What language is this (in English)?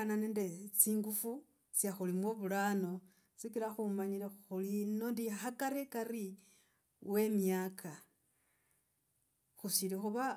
Logooli